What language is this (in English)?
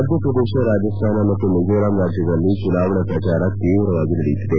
Kannada